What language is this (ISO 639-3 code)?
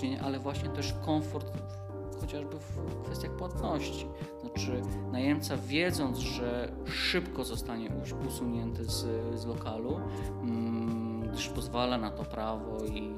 pol